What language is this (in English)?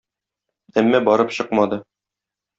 Tatar